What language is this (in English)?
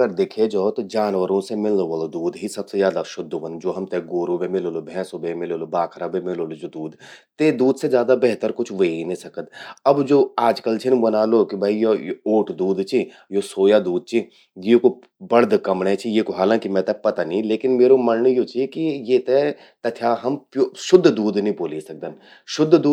Garhwali